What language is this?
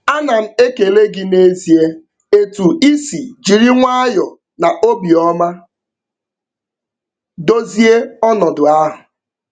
Igbo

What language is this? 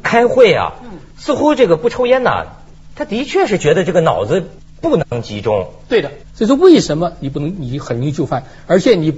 Chinese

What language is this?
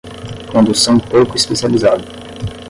Portuguese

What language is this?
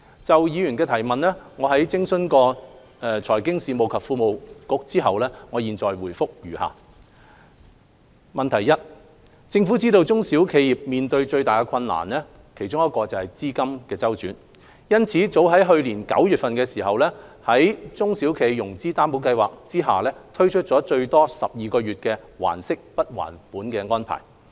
Cantonese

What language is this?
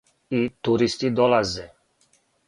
Serbian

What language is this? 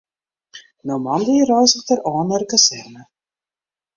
Western Frisian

